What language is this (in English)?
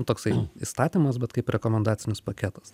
Lithuanian